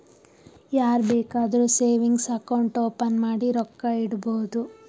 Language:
Kannada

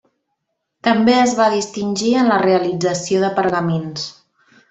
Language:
Catalan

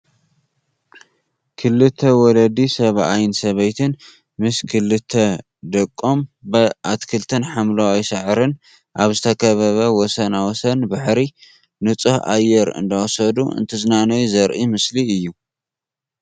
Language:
Tigrinya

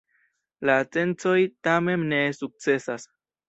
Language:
Esperanto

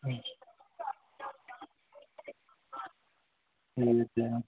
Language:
Dogri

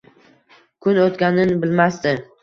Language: Uzbek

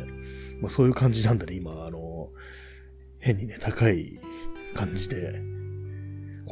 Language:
Japanese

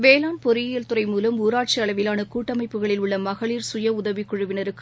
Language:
Tamil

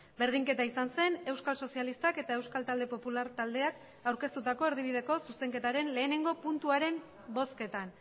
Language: Basque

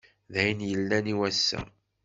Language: Kabyle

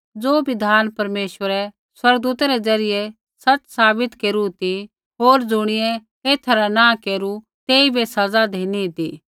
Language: Kullu Pahari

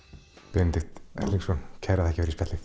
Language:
Icelandic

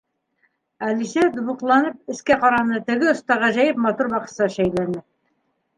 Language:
Bashkir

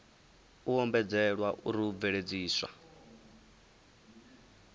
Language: Venda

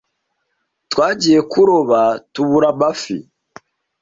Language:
Kinyarwanda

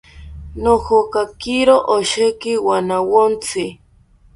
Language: South Ucayali Ashéninka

